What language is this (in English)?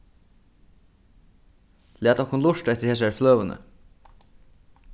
Faroese